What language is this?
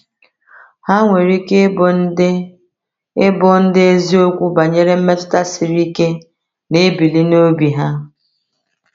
Igbo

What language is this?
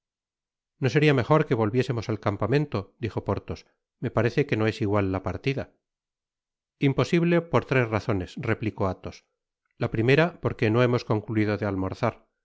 Spanish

